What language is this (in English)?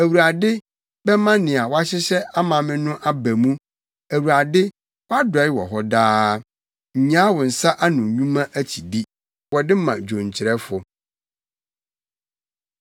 Akan